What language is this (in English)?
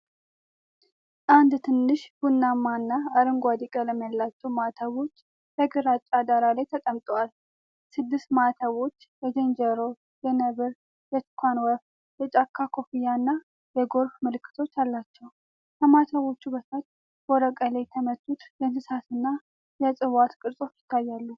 Amharic